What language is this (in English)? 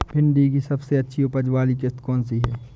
Hindi